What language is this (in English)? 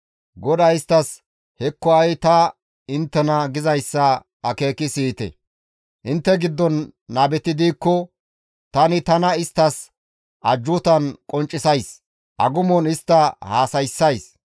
Gamo